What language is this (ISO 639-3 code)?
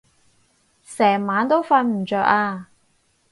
yue